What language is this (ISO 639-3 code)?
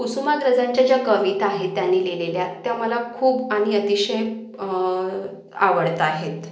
mar